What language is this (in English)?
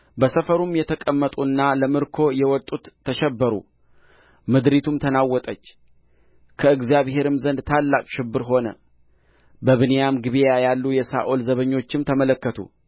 Amharic